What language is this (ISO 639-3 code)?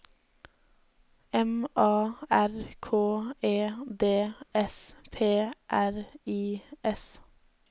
nor